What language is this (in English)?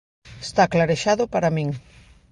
Galician